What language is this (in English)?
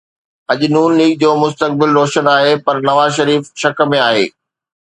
Sindhi